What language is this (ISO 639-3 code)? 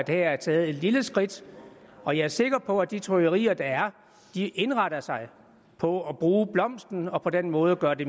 dan